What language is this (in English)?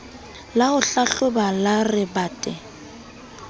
Southern Sotho